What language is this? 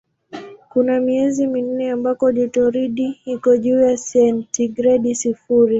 Swahili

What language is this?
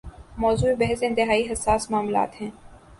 Urdu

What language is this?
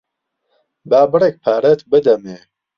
Central Kurdish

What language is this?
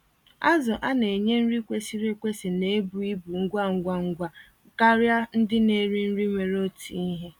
Igbo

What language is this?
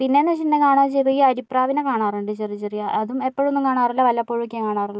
Malayalam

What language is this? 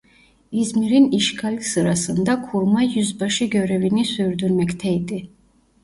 Turkish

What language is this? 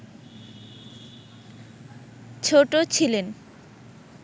Bangla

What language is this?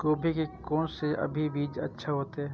Maithili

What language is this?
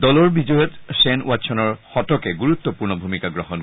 Assamese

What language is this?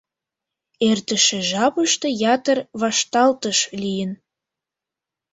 Mari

